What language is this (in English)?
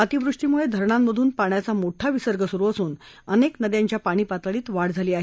Marathi